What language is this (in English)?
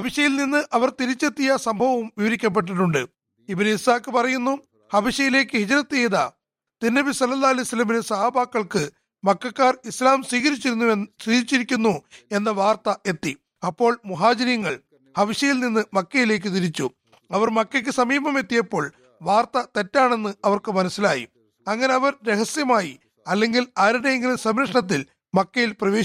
Malayalam